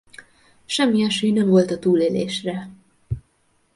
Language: Hungarian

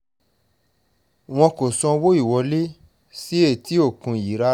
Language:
Yoruba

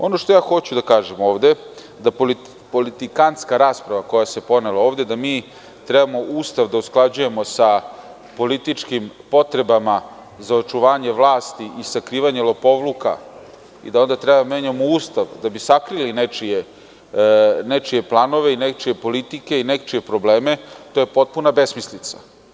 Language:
Serbian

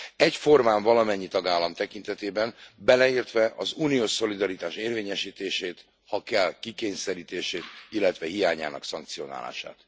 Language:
Hungarian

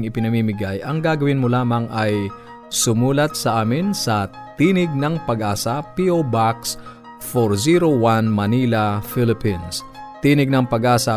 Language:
Filipino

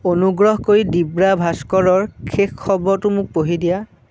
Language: Assamese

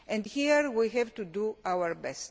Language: English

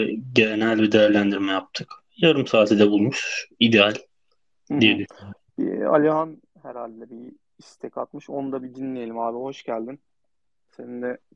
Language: Turkish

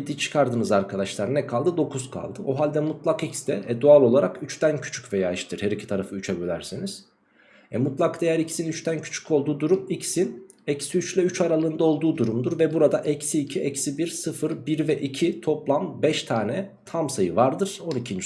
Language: Turkish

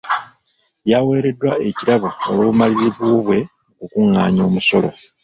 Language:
Ganda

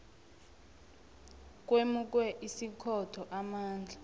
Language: South Ndebele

